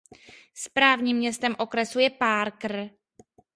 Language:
Czech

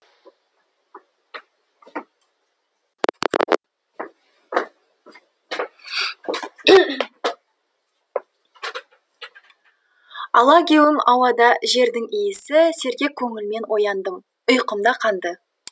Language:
Kazakh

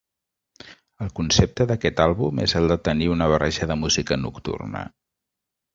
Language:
Catalan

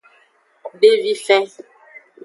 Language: Aja (Benin)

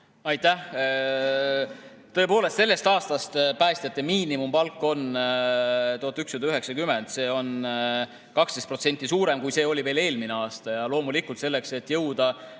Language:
Estonian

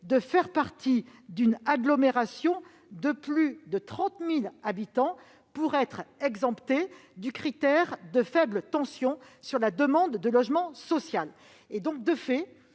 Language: French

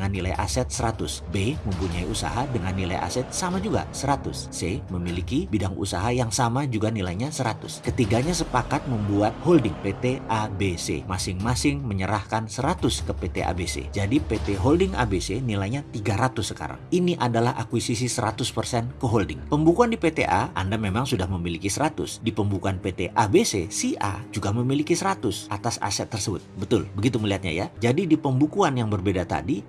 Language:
Indonesian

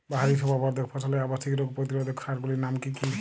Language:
Bangla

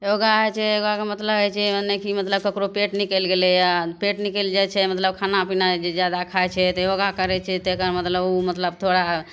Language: Maithili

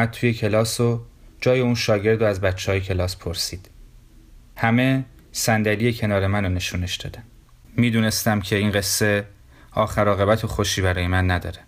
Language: Persian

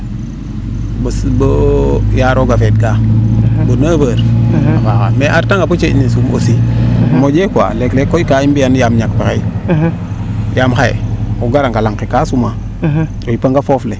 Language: Serer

